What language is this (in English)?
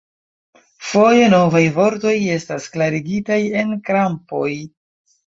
Esperanto